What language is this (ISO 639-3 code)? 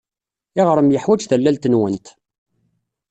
kab